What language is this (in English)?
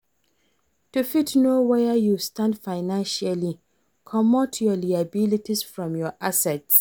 Nigerian Pidgin